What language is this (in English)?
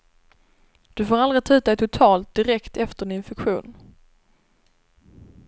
Swedish